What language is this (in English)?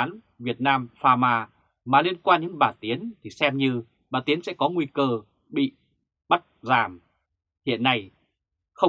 Vietnamese